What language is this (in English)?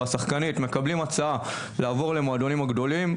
Hebrew